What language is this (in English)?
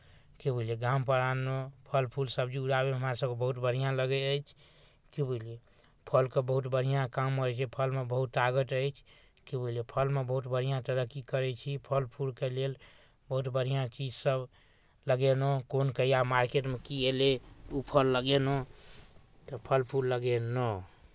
Maithili